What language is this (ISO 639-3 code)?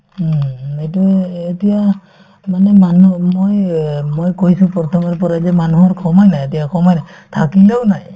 asm